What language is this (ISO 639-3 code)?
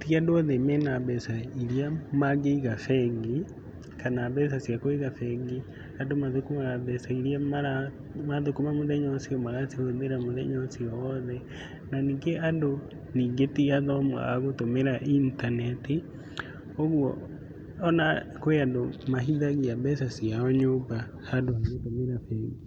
kik